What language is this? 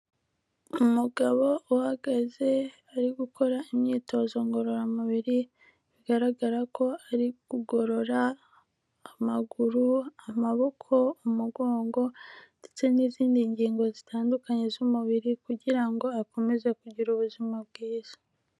Kinyarwanda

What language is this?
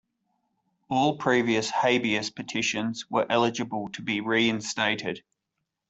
English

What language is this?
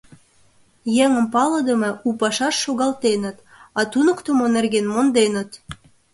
Mari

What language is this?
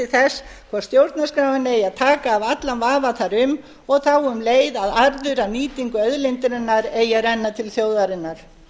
Icelandic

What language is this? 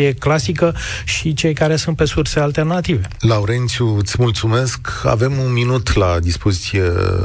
Romanian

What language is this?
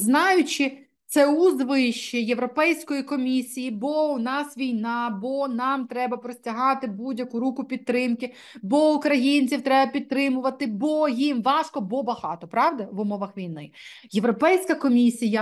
Ukrainian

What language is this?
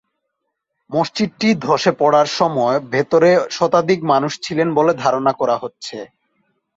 Bangla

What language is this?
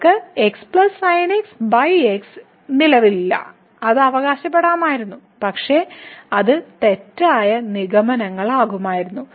Malayalam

